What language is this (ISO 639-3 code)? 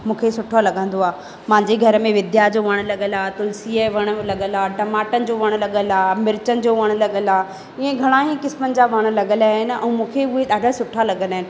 snd